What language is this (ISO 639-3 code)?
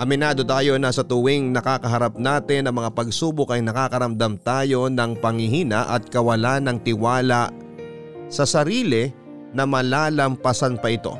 fil